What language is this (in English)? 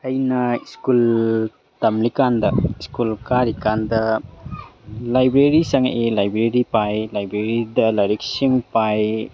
Manipuri